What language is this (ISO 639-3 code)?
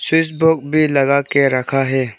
hin